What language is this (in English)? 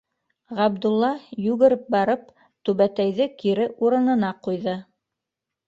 Bashkir